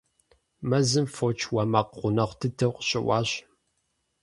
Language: Kabardian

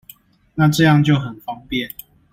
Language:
Chinese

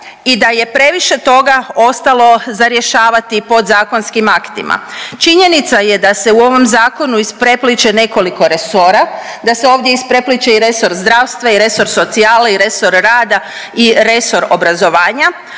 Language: Croatian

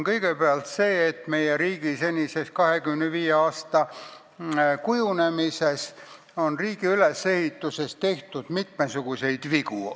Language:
Estonian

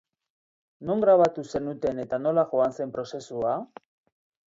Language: Basque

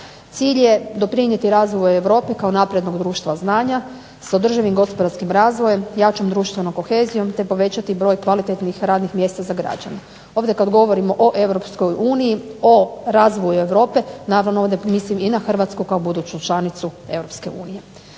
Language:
Croatian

